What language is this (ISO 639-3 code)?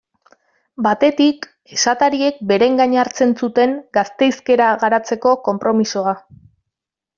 eus